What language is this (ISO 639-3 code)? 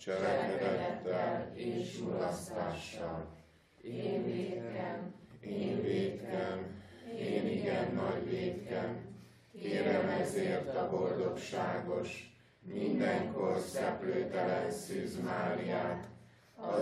hun